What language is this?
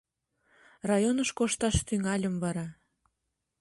Mari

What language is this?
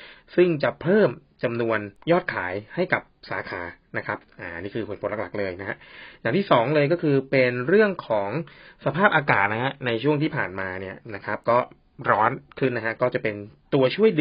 Thai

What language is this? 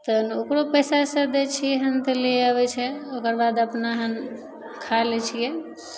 Maithili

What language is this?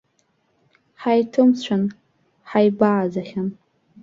Abkhazian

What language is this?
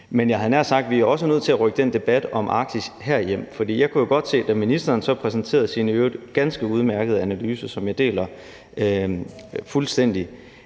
Danish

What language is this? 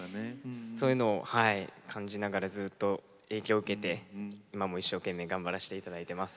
Japanese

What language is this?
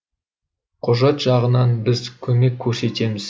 Kazakh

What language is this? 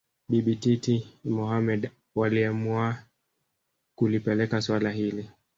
Swahili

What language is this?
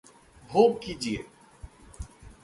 Hindi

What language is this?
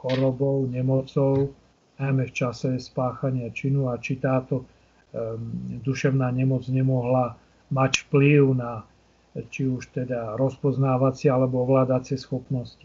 Slovak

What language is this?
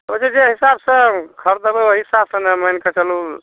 Maithili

